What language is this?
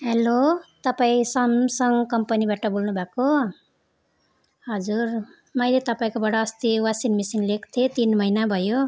Nepali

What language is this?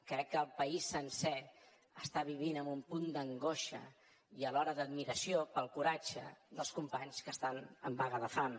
Catalan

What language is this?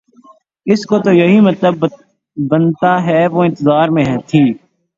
Urdu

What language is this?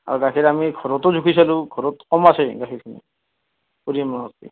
Assamese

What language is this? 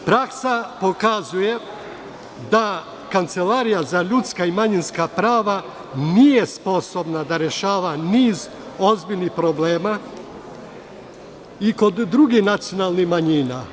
Serbian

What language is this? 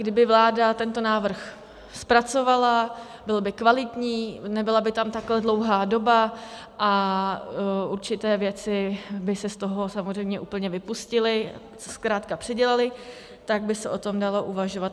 Czech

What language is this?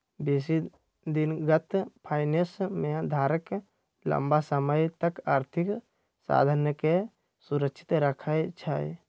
Magahi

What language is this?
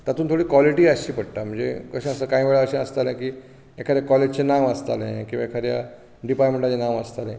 Konkani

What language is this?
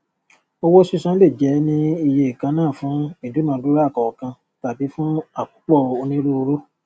Yoruba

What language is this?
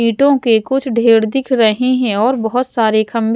Hindi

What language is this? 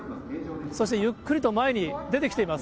Japanese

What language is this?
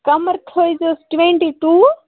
Kashmiri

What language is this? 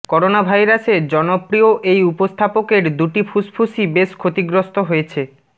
Bangla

